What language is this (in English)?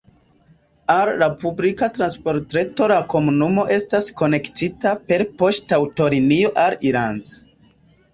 Esperanto